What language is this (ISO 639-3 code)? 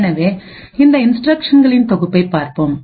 tam